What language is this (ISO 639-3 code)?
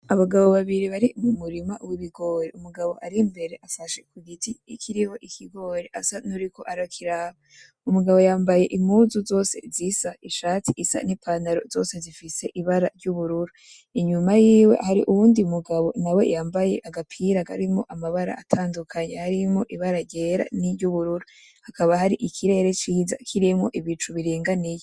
run